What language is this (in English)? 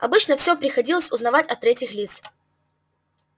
Russian